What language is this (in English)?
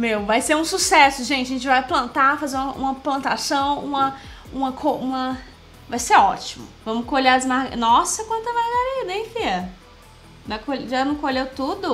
Portuguese